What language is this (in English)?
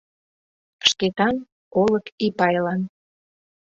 Mari